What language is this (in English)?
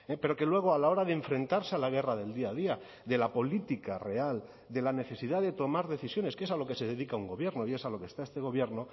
Spanish